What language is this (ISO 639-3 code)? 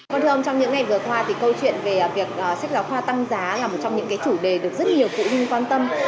vie